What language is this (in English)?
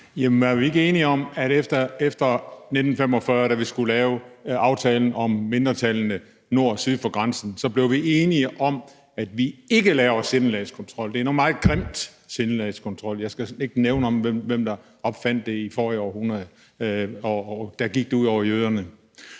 Danish